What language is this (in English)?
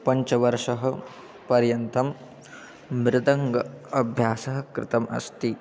Sanskrit